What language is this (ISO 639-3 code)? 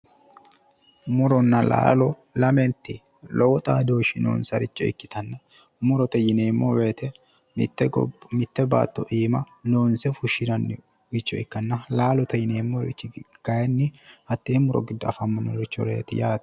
sid